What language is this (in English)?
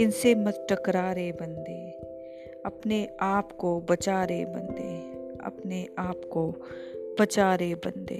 Hindi